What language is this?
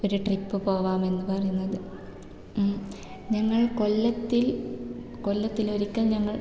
Malayalam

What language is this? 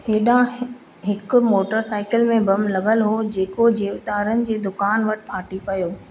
Sindhi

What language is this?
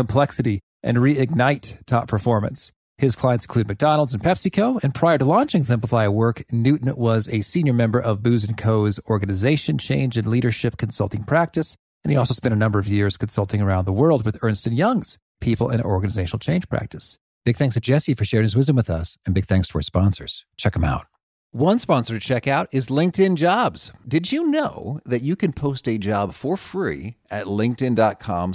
English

